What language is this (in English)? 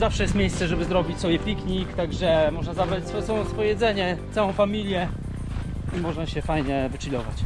Polish